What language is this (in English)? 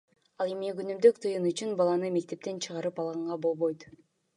Kyrgyz